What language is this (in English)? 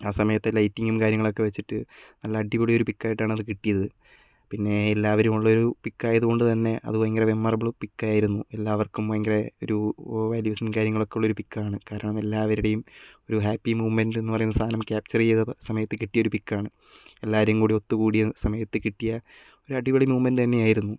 Malayalam